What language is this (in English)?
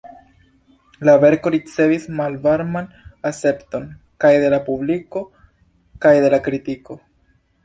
Esperanto